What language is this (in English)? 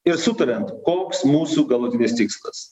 Lithuanian